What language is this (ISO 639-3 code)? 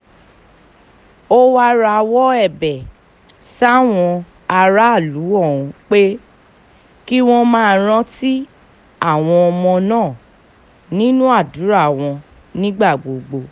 yor